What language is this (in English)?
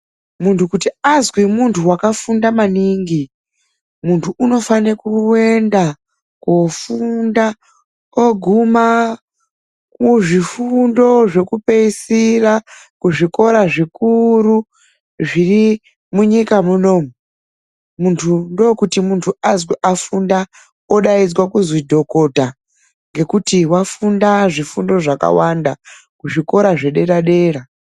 Ndau